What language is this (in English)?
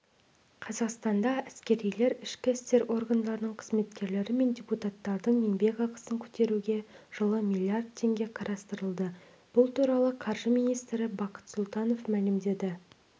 Kazakh